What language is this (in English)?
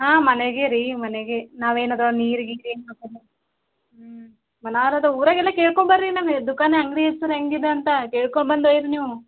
Kannada